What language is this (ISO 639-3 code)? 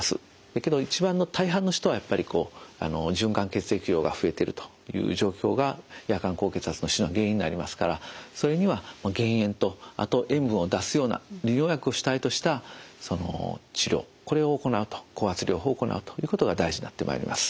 jpn